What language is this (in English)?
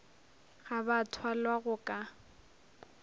Northern Sotho